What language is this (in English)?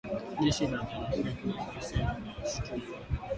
Swahili